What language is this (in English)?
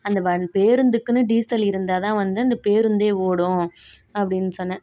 Tamil